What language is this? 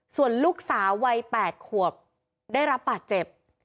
Thai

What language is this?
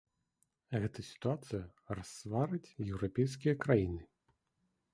Belarusian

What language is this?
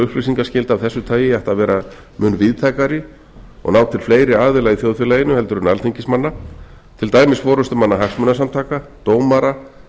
Icelandic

